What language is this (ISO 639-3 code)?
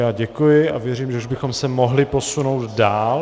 ces